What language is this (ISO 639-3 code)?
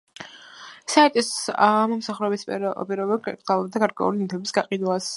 kat